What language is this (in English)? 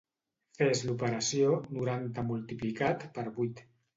Catalan